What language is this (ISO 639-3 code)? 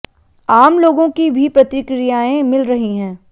hin